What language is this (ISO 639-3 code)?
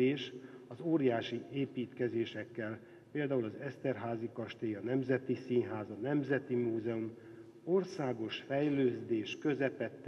hun